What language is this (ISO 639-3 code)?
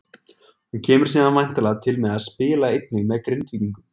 isl